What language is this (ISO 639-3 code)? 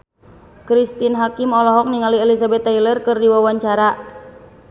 sun